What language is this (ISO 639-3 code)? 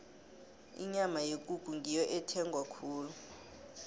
nbl